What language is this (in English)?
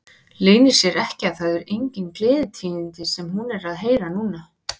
Icelandic